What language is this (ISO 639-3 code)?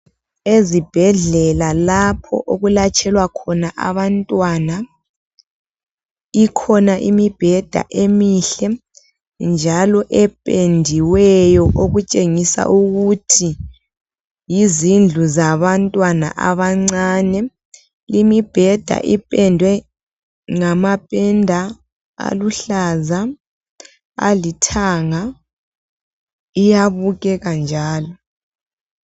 nde